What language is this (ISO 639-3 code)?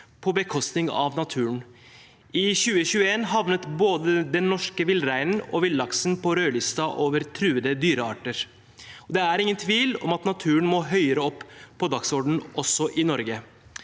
nor